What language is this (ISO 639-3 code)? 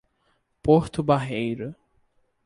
por